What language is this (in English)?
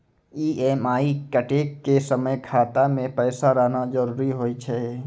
Maithili